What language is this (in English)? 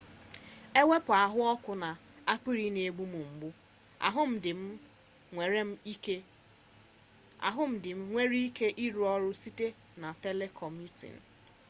Igbo